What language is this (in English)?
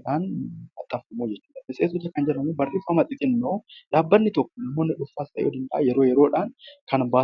Oromo